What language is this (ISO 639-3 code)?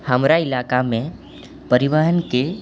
mai